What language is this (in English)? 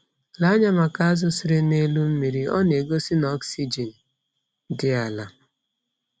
Igbo